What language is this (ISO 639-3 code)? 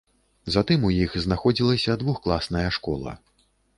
bel